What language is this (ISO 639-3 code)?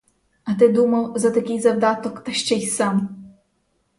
ukr